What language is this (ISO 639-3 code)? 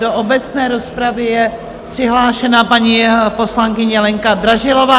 ces